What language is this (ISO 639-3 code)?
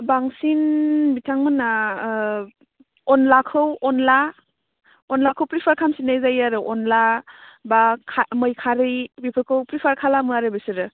brx